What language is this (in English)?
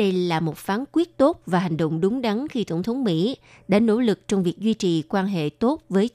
Vietnamese